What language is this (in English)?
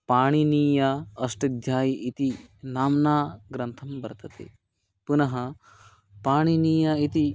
Sanskrit